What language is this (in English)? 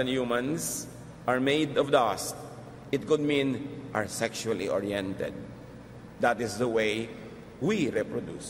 Filipino